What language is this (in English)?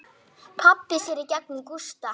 Icelandic